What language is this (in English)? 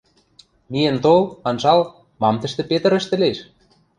Western Mari